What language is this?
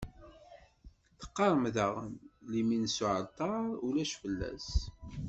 Kabyle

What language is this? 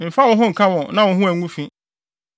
Akan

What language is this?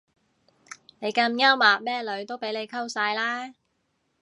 Cantonese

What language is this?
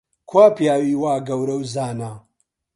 Central Kurdish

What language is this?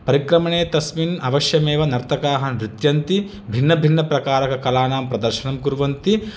Sanskrit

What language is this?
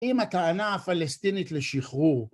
Hebrew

